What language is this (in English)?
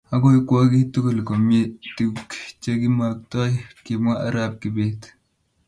Kalenjin